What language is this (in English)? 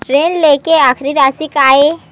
Chhattisgarhi